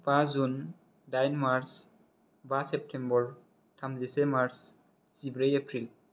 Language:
Bodo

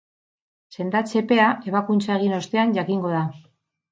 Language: Basque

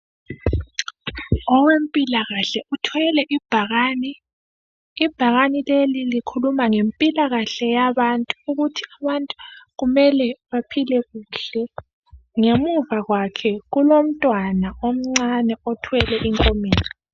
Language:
North Ndebele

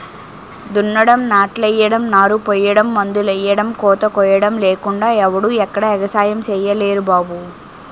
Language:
Telugu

